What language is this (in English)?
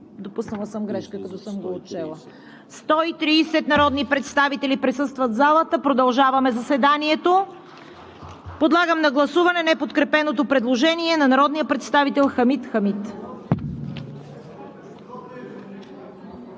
Bulgarian